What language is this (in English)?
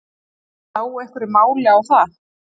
Icelandic